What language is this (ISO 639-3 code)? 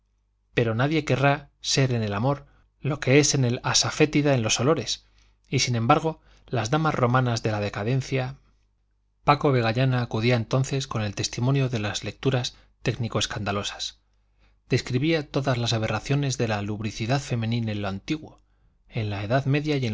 spa